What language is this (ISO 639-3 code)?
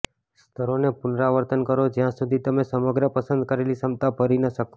guj